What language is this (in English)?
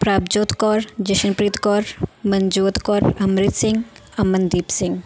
Punjabi